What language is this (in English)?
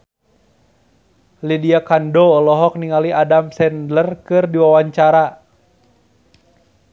Sundanese